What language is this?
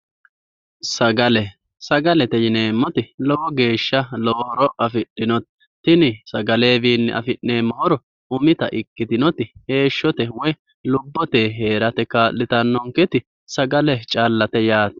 Sidamo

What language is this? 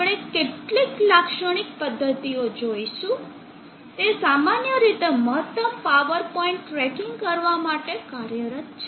Gujarati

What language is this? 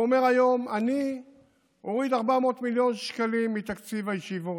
Hebrew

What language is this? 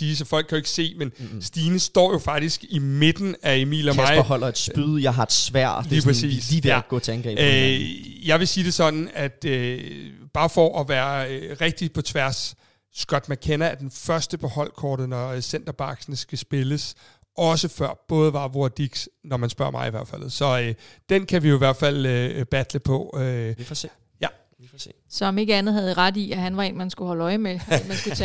Danish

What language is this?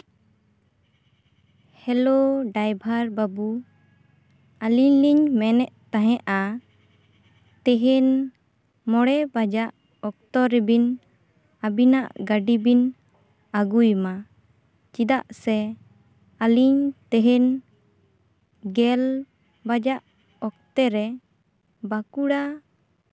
Santali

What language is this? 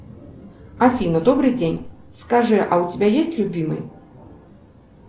Russian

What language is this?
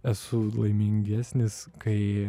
Lithuanian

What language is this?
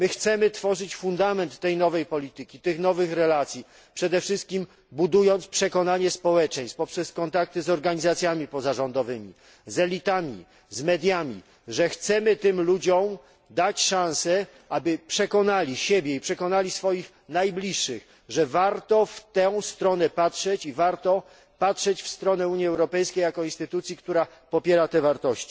Polish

